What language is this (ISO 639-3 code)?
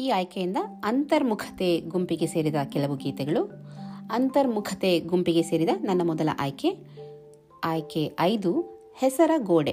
kan